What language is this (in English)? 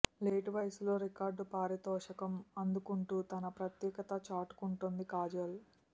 Telugu